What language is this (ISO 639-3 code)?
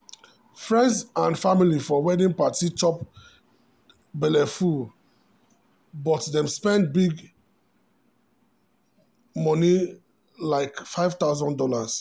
pcm